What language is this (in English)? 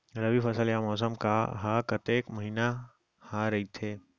Chhattisgarhi